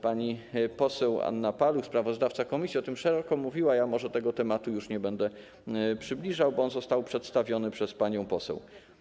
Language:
Polish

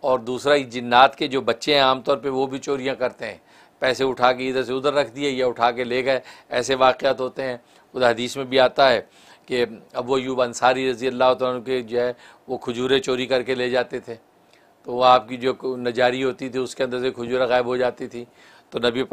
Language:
Hindi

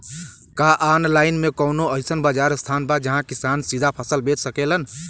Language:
Bhojpuri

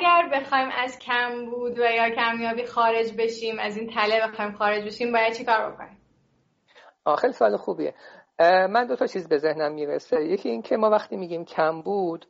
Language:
Persian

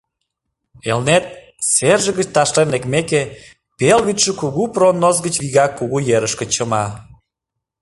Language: Mari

